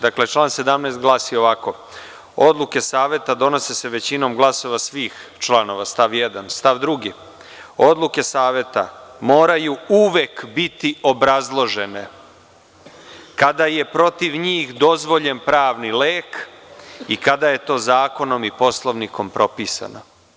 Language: Serbian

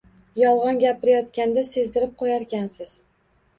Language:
Uzbek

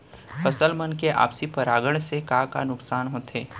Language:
Chhattisgarhi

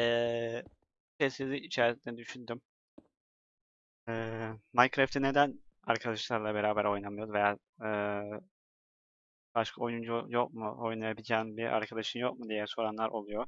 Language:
Turkish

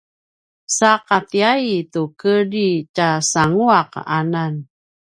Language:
Paiwan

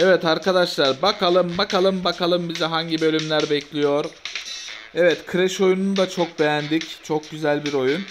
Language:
Turkish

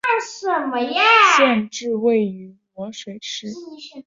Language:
Chinese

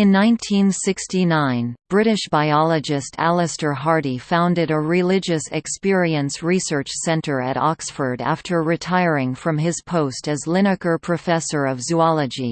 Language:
English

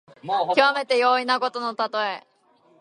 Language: Japanese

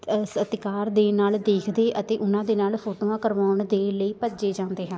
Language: Punjabi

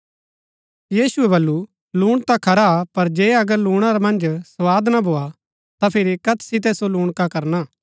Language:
Gaddi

